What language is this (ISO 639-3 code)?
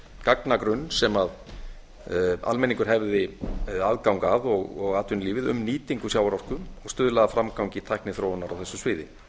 isl